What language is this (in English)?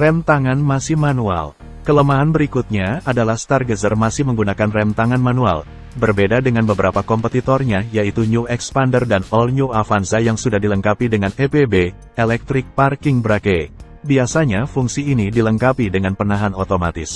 Indonesian